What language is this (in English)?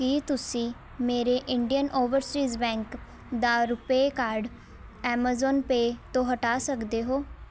Punjabi